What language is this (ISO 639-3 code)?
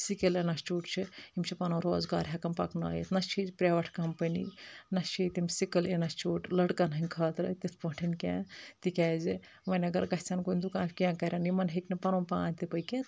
kas